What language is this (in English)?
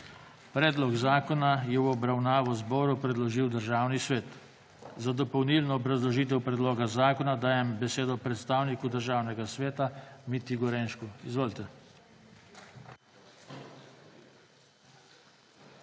Slovenian